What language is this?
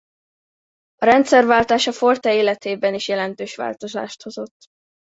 Hungarian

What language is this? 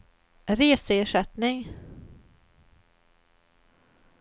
Swedish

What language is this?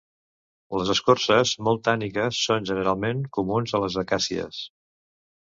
Catalan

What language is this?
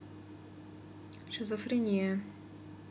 Russian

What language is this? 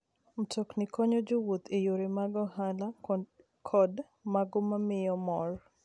Luo (Kenya and Tanzania)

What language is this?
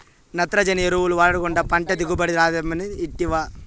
Telugu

